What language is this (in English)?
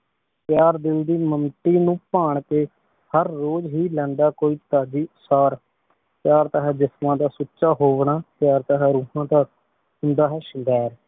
Punjabi